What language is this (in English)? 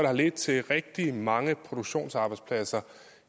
Danish